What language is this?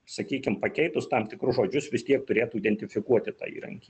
Lithuanian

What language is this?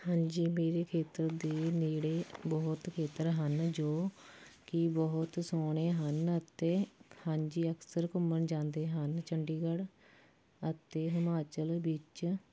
Punjabi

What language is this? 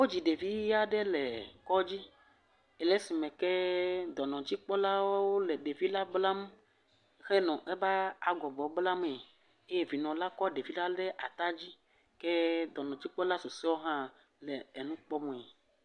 Ewe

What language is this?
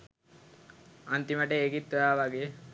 Sinhala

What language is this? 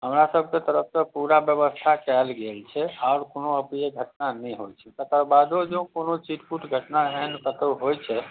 Maithili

